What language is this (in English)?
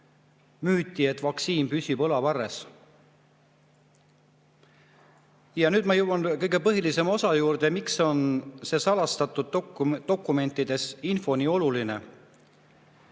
Estonian